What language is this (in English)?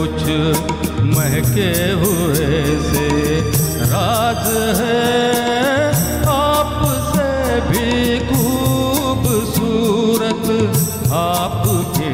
Romanian